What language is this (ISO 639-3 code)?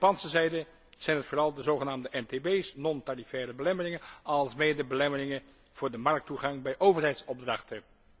nld